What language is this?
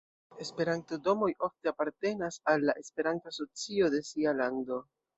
Esperanto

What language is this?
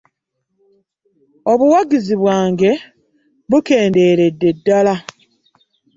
Ganda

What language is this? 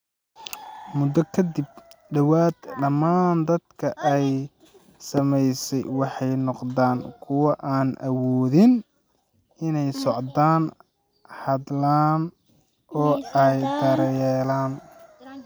Somali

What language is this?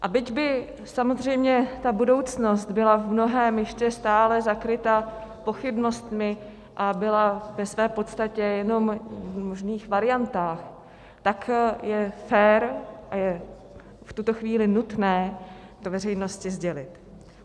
Czech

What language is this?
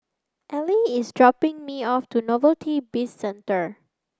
English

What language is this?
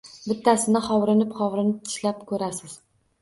Uzbek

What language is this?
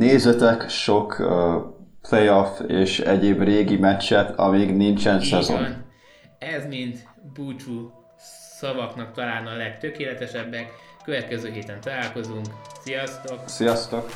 Hungarian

